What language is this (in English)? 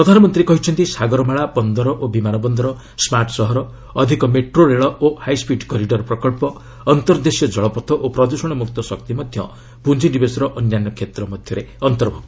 Odia